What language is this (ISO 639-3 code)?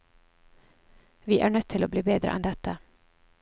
nor